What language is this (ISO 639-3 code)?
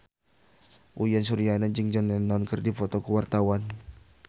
sun